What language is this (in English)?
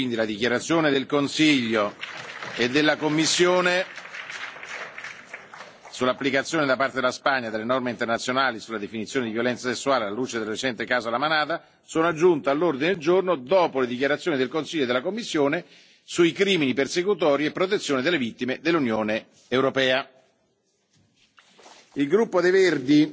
Italian